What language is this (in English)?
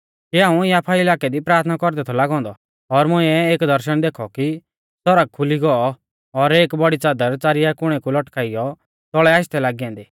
Mahasu Pahari